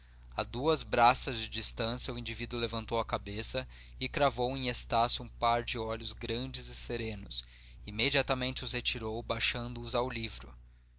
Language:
Portuguese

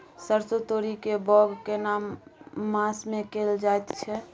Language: Maithili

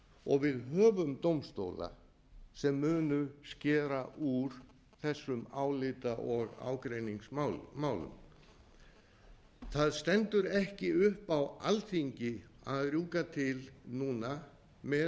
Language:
Icelandic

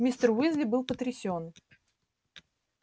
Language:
Russian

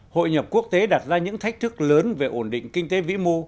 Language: Vietnamese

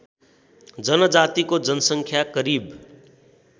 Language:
Nepali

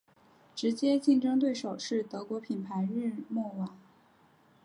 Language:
Chinese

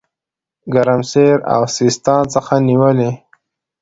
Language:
Pashto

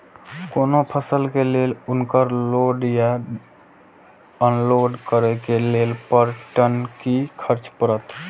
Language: Maithili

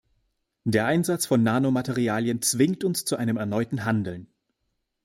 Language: German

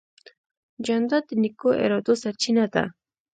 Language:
Pashto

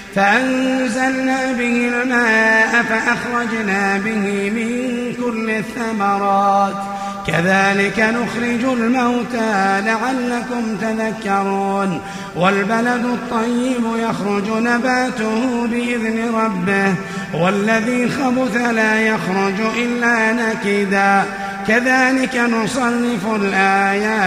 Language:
Arabic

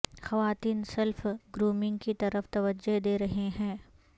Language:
Urdu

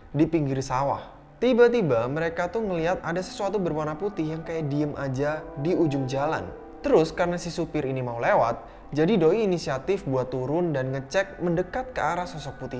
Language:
Indonesian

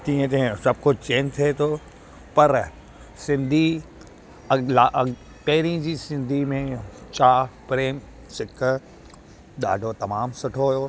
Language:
Sindhi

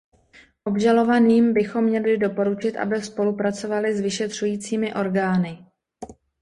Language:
Czech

